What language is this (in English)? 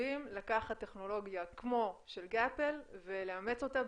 Hebrew